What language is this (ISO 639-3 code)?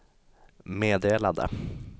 swe